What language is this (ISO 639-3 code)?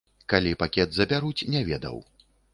bel